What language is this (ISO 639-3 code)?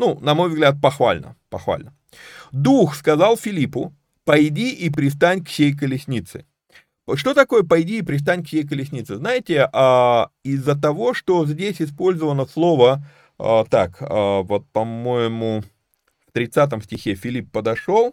rus